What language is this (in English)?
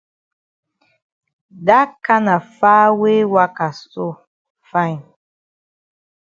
Cameroon Pidgin